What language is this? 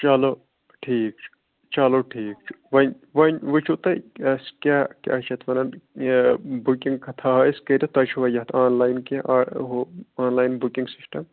Kashmiri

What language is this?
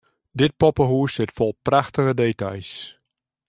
Western Frisian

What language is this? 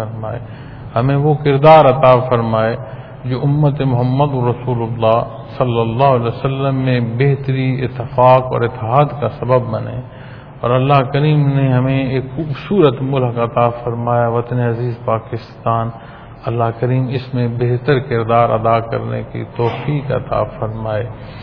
Punjabi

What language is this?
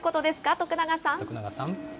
Japanese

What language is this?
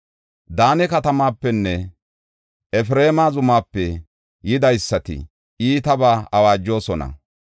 Gofa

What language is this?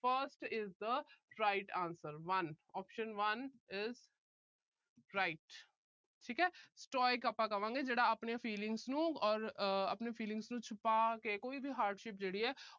Punjabi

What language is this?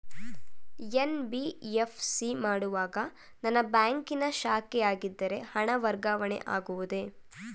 Kannada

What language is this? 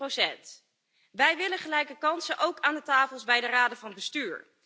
Dutch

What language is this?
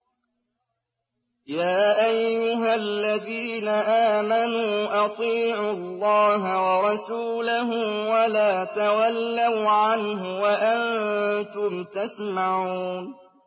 Arabic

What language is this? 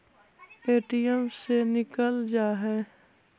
Magahi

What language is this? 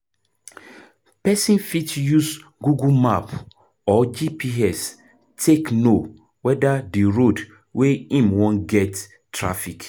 Nigerian Pidgin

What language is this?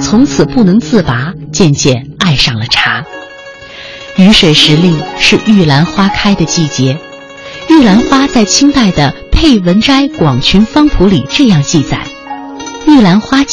Chinese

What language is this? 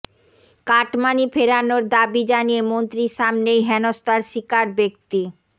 Bangla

